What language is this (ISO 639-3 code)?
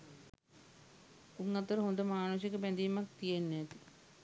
sin